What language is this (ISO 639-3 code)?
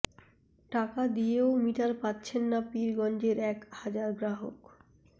ben